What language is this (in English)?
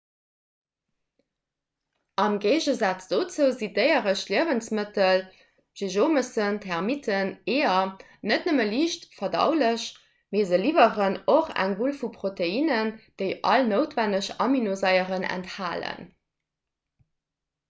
Luxembourgish